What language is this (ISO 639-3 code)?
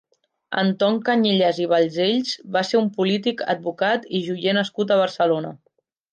cat